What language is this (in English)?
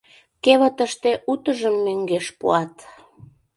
Mari